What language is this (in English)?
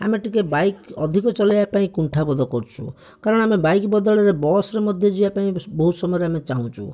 Odia